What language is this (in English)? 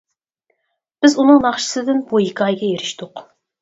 Uyghur